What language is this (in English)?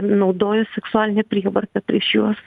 Lithuanian